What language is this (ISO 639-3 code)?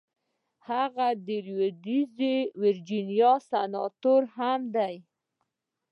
pus